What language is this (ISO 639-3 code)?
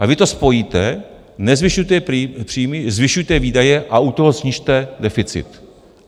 ces